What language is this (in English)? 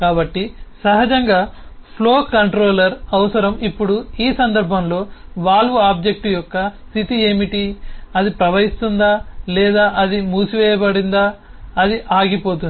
Telugu